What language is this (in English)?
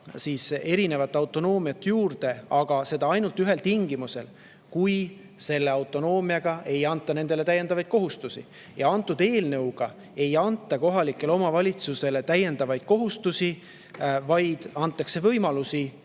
Estonian